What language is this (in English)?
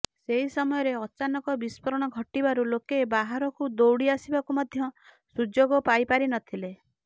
Odia